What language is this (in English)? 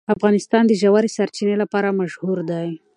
Pashto